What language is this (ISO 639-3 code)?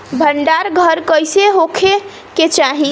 bho